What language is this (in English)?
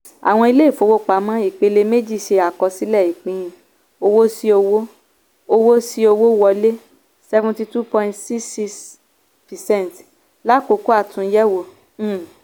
Yoruba